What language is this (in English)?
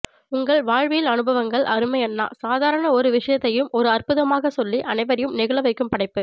Tamil